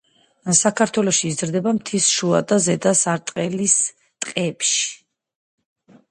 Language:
Georgian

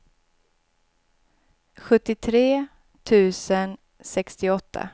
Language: Swedish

